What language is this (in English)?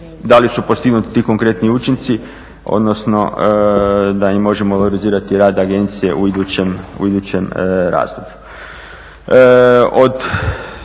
Croatian